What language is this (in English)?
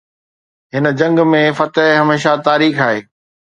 Sindhi